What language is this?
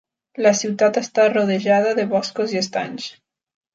Catalan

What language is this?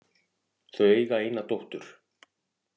Icelandic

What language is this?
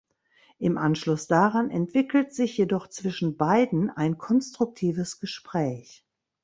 German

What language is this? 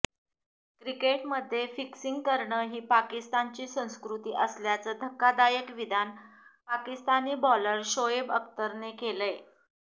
Marathi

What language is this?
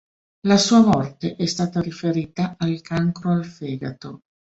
Italian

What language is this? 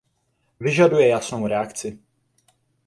Czech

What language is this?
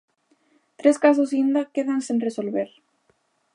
Galician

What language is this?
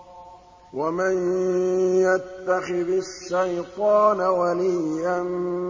Arabic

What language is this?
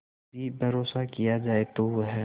Hindi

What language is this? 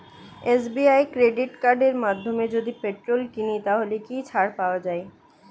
Bangla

